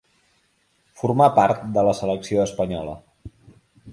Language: Catalan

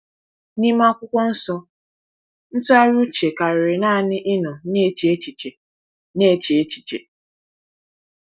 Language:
Igbo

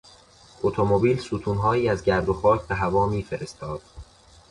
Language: Persian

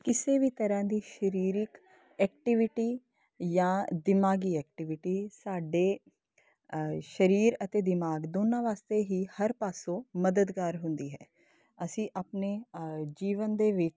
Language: Punjabi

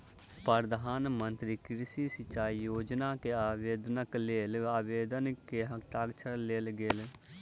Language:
Maithili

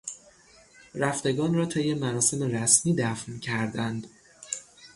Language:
Persian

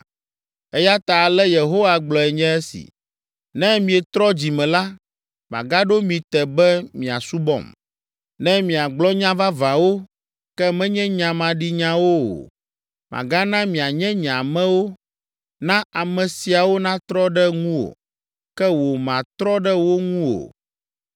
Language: Ewe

